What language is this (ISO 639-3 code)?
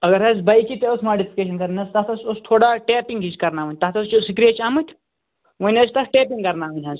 kas